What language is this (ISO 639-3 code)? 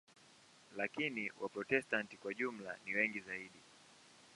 swa